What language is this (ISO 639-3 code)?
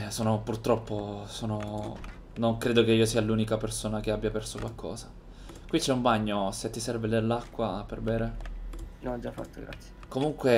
ita